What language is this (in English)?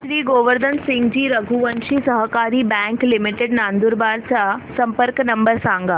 Marathi